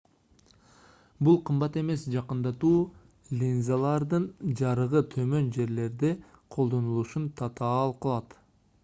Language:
Kyrgyz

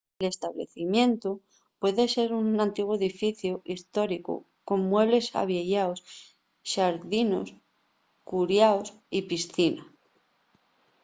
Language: Asturian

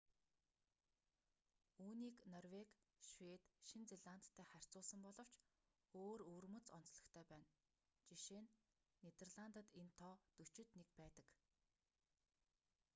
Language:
Mongolian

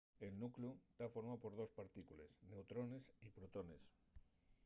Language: Asturian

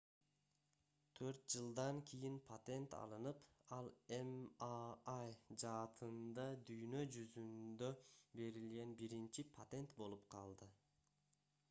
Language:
Kyrgyz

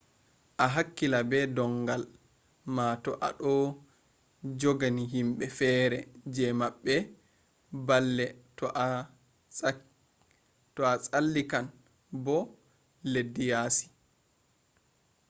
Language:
Fula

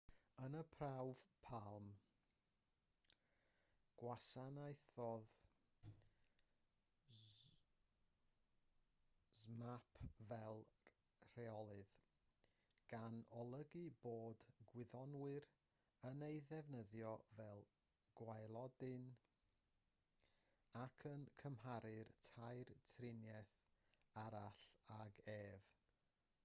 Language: Welsh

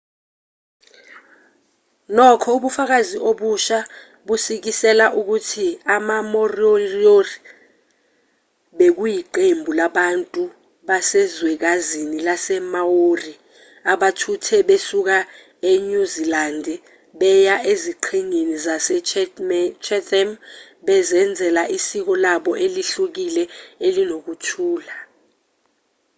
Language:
Zulu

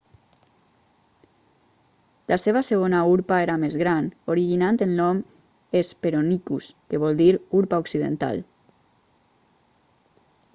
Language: Catalan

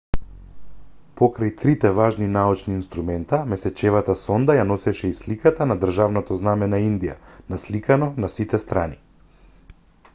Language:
Macedonian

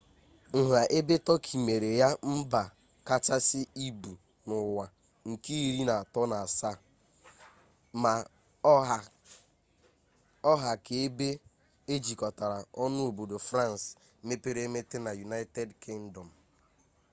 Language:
Igbo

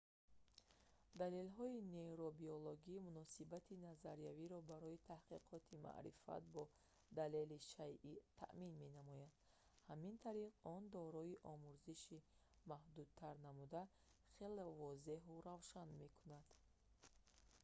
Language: Tajik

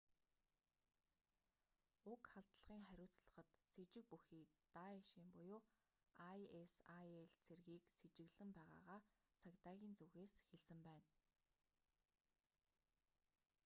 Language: Mongolian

